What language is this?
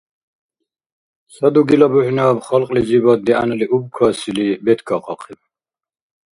Dargwa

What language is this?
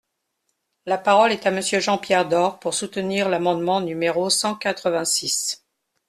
French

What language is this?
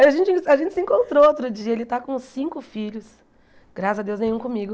Portuguese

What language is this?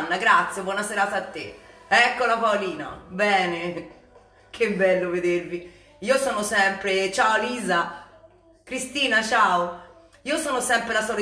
Italian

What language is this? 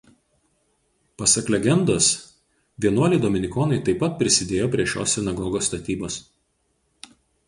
Lithuanian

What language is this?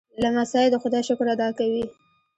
Pashto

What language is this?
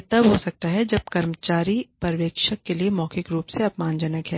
Hindi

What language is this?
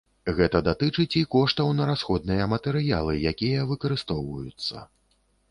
Belarusian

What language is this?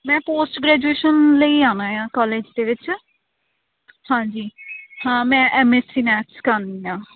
Punjabi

